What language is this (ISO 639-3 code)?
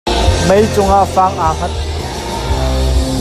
cnh